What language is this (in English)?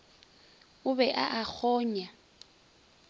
Northern Sotho